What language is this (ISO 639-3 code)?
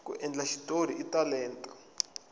tso